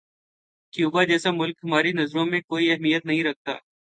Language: Urdu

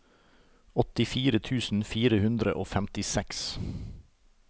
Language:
Norwegian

